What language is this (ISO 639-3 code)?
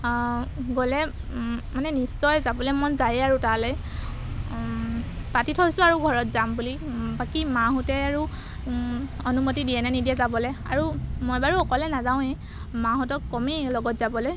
asm